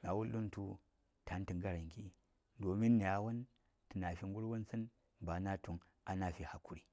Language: Saya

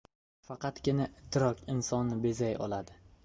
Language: Uzbek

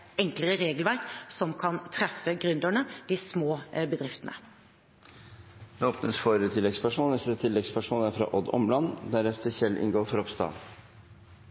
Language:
Norwegian Bokmål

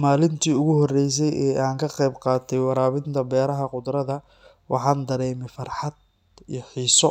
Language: Somali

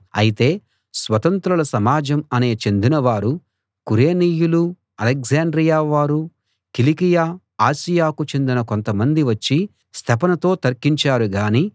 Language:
Telugu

